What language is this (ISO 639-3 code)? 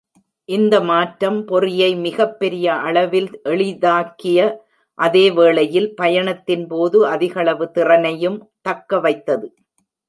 tam